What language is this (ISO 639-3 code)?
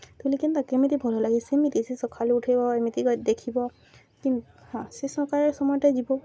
ori